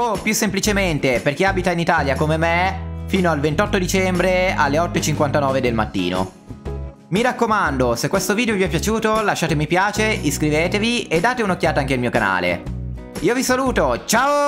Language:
Italian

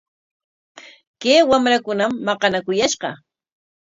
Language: Corongo Ancash Quechua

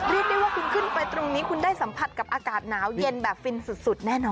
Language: Thai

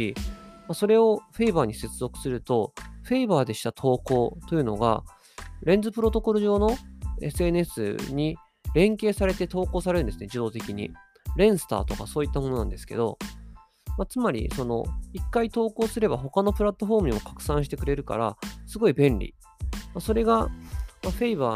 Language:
Japanese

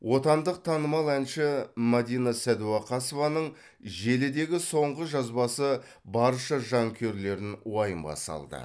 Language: Kazakh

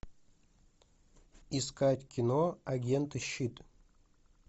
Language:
Russian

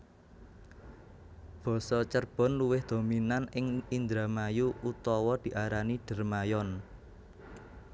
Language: Javanese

